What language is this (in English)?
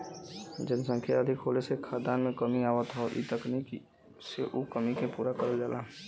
Bhojpuri